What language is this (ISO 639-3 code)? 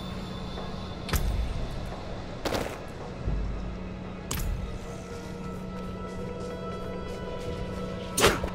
ita